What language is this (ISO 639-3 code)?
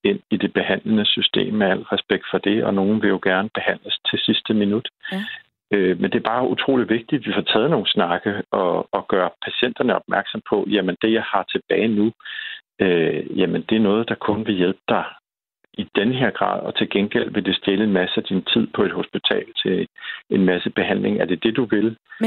dan